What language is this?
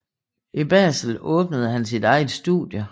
Danish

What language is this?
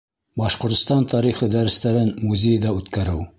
Bashkir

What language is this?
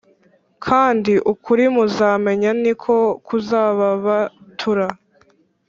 Kinyarwanda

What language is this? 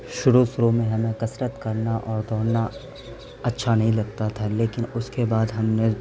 Urdu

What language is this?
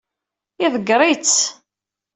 Kabyle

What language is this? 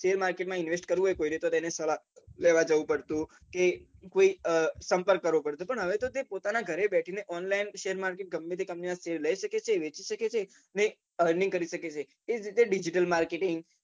Gujarati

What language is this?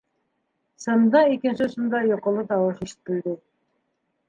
Bashkir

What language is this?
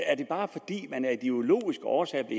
Danish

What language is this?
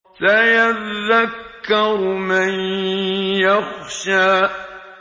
Arabic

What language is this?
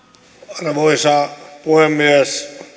Finnish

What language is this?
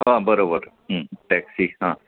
Marathi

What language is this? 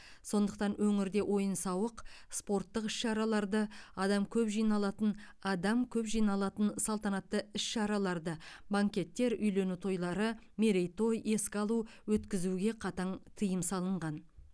Kazakh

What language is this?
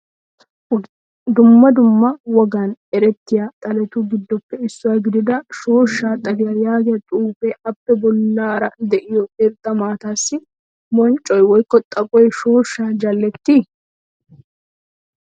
Wolaytta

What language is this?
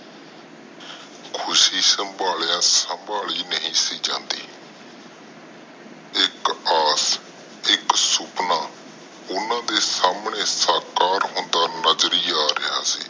Punjabi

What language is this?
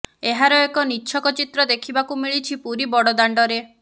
Odia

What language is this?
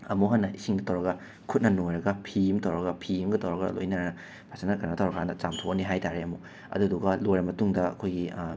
Manipuri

